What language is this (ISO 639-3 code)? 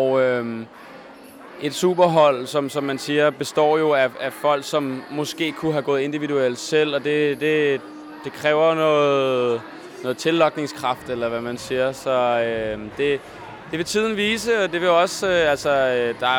dan